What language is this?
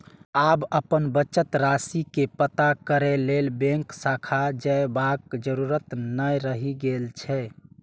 Maithili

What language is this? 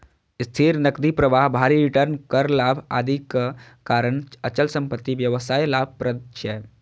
Maithili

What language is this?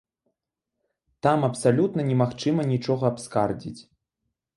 Belarusian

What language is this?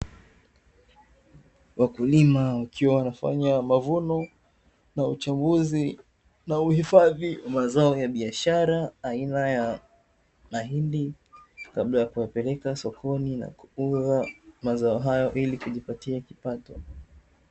Swahili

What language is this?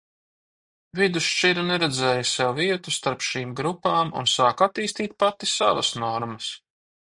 Latvian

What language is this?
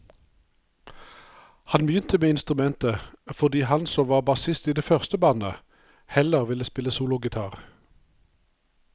Norwegian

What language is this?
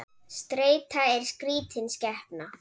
Icelandic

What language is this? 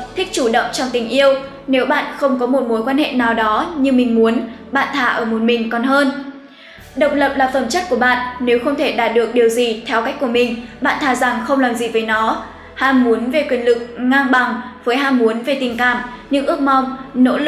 Vietnamese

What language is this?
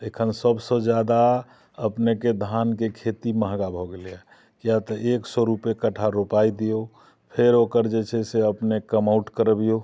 Maithili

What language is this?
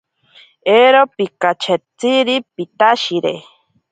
Ashéninka Perené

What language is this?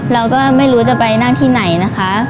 Thai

